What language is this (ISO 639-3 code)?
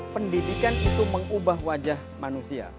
ind